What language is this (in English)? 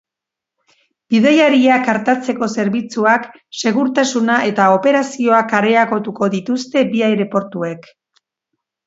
Basque